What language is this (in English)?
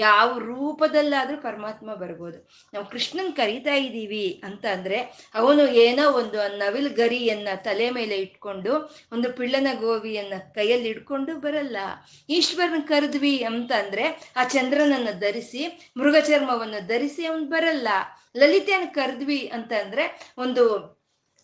Kannada